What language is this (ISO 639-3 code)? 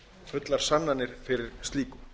isl